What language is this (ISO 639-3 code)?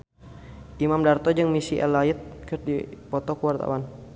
sun